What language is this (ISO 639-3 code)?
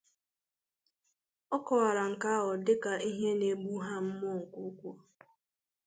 ibo